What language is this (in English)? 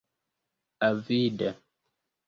Esperanto